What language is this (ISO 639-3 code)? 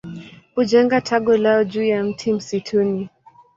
swa